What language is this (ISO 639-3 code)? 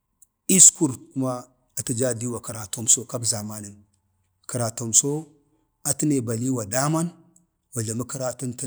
bde